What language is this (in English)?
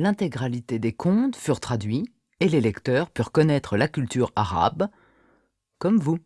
French